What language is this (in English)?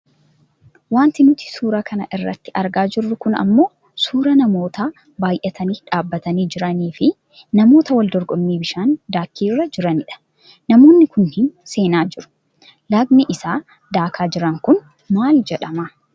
Oromo